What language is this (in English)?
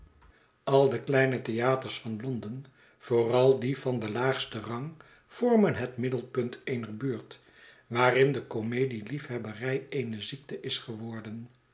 Dutch